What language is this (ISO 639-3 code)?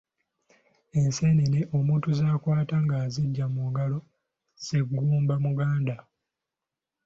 lug